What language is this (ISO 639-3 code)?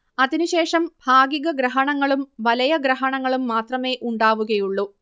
mal